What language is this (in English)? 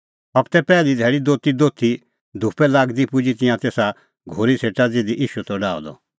Kullu Pahari